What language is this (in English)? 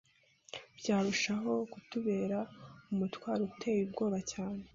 Kinyarwanda